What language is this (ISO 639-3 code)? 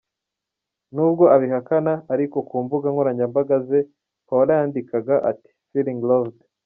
kin